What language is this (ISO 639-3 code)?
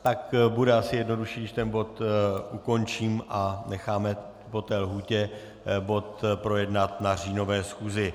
ces